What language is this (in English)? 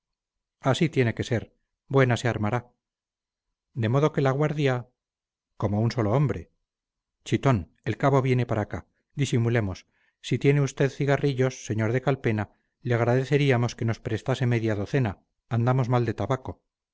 Spanish